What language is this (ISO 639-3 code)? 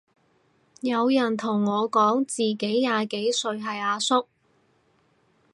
yue